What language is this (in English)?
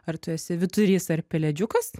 Lithuanian